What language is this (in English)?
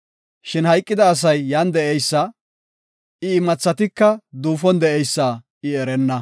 Gofa